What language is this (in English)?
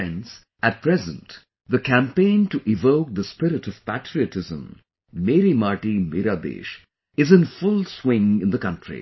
English